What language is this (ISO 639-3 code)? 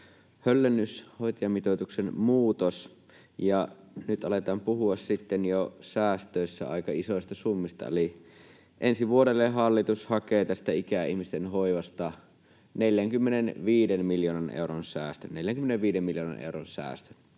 fin